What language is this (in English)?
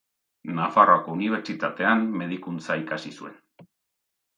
Basque